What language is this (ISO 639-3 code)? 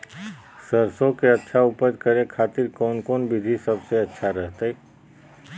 mag